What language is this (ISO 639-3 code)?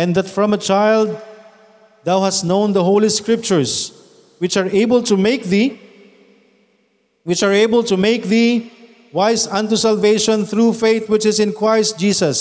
fil